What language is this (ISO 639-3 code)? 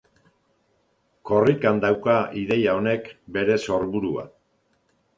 eus